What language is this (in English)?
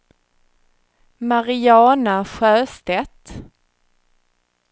Swedish